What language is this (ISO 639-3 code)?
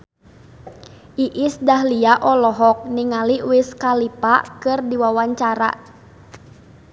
sun